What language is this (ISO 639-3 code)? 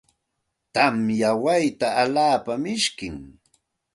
qxt